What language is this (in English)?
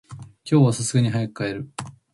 Japanese